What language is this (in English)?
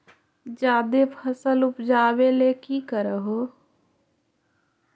Magahi